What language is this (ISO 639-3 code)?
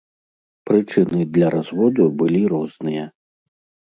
bel